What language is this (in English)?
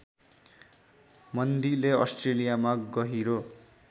Nepali